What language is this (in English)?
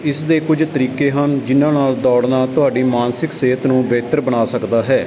Punjabi